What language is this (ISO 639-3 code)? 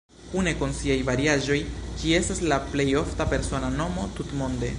epo